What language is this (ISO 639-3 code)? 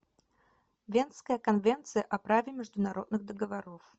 rus